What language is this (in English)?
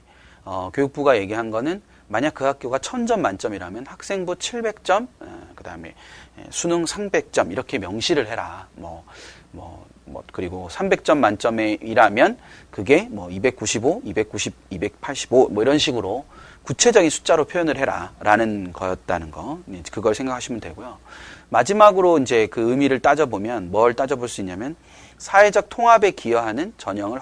Korean